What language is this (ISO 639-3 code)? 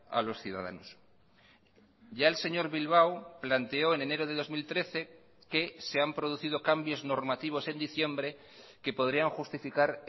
spa